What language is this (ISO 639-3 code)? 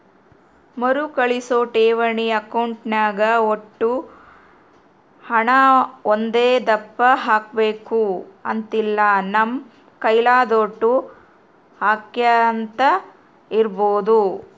kan